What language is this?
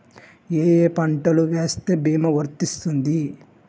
Telugu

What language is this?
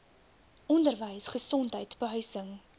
Afrikaans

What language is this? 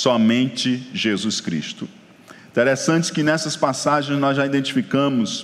Portuguese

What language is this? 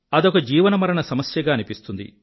Telugu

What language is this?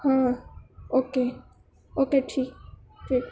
Urdu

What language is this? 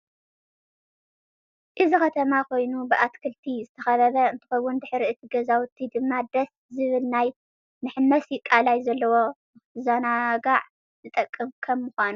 Tigrinya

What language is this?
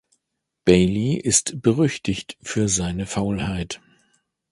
German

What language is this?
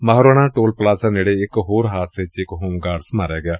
Punjabi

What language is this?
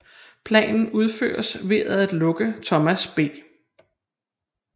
Danish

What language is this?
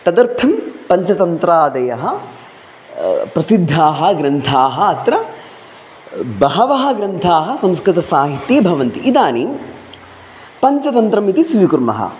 Sanskrit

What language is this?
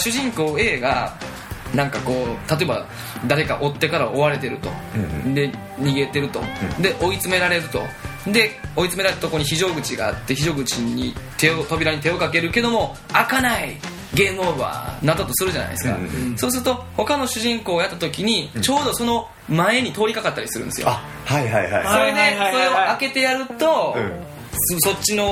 Japanese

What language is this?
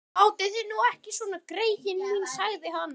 Icelandic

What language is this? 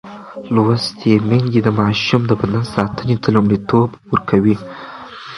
Pashto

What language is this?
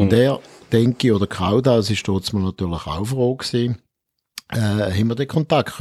German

